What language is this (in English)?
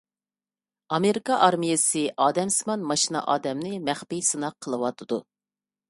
Uyghur